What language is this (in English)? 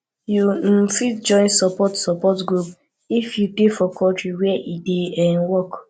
Nigerian Pidgin